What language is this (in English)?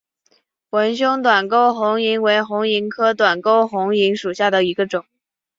Chinese